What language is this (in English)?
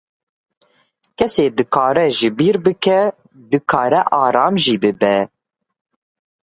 Kurdish